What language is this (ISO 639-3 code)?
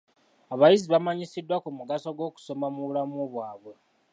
lug